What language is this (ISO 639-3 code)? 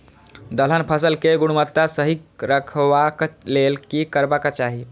mai